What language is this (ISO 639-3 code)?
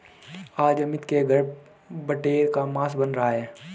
hin